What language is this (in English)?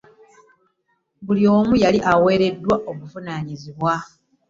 Ganda